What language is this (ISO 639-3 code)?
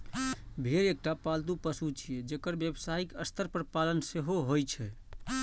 mai